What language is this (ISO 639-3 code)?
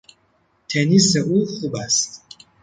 fas